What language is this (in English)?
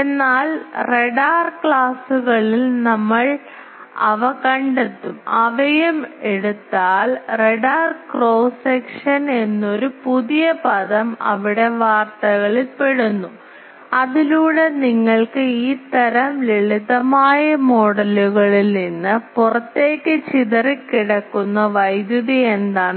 Malayalam